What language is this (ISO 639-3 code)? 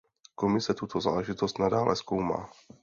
ces